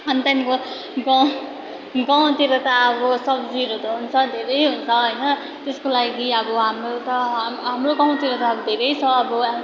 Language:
Nepali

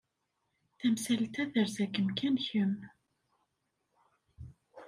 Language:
Kabyle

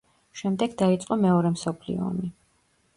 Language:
Georgian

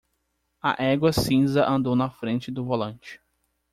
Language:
Portuguese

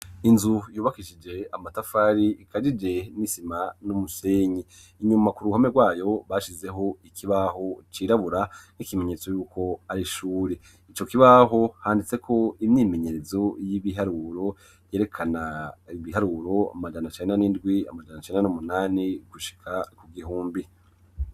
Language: Rundi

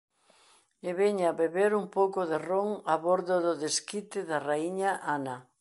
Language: Galician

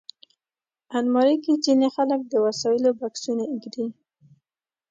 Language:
Pashto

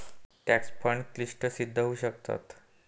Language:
Marathi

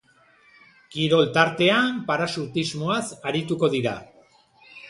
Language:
Basque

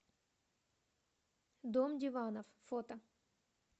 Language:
Russian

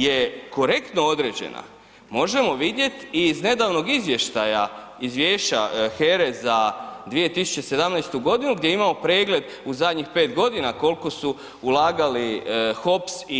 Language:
Croatian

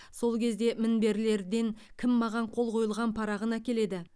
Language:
Kazakh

